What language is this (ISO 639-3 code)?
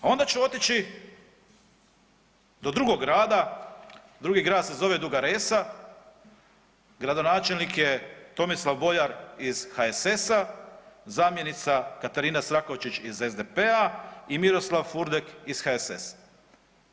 hrv